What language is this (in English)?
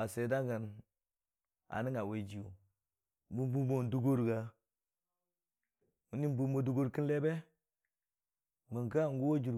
Dijim-Bwilim